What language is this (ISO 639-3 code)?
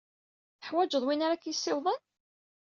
kab